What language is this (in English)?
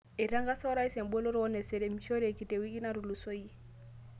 Masai